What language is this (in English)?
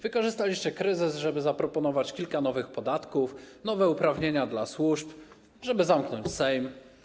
Polish